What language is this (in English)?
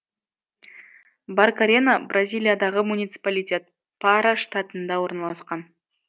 Kazakh